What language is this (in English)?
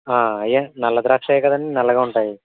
Telugu